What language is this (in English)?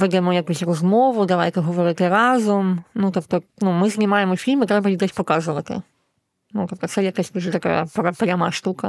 Ukrainian